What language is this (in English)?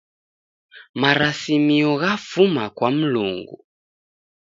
Taita